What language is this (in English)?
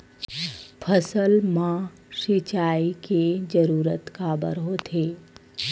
Chhattisgarhi